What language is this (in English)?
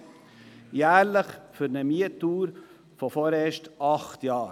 Swiss German